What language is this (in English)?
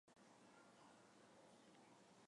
Chinese